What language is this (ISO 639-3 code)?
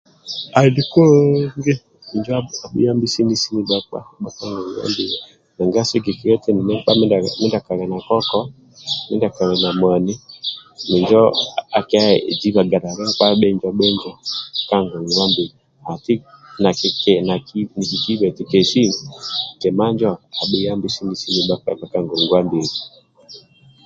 rwm